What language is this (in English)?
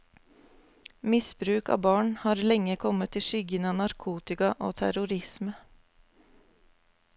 Norwegian